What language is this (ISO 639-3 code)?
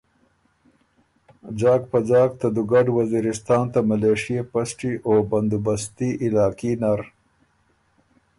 oru